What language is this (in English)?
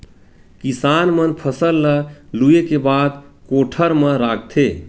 Chhattisgarhi